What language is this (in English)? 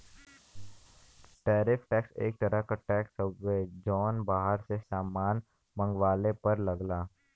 Bhojpuri